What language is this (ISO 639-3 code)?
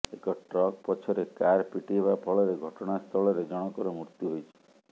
ori